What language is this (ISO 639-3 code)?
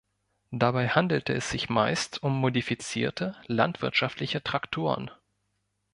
deu